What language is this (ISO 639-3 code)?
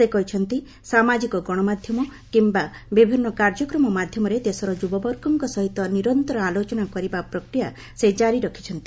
ori